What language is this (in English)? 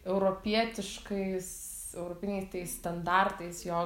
Lithuanian